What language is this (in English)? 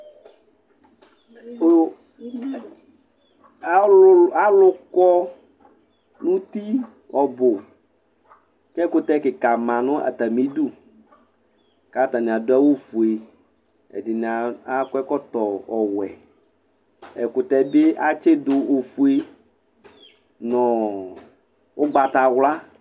Ikposo